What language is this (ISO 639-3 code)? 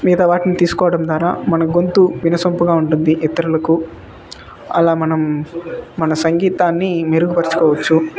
tel